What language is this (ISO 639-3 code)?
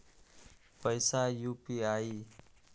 mai